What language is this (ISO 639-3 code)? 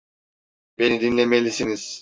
tur